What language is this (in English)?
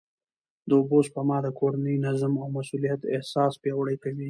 Pashto